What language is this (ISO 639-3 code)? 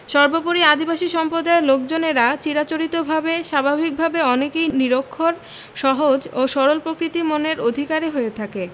ben